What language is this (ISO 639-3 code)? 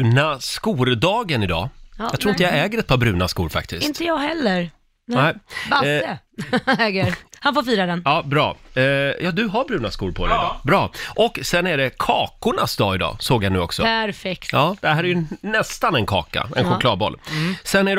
swe